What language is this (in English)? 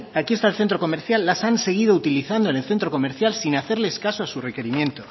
Spanish